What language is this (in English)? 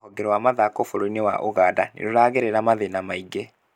Kikuyu